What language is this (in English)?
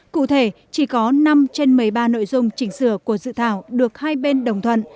Vietnamese